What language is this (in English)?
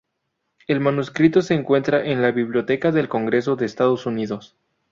Spanish